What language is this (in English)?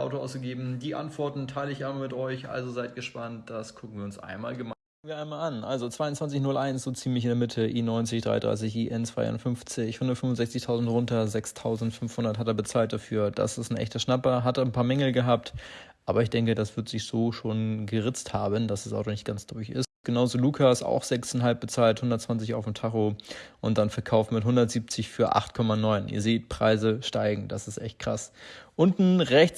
German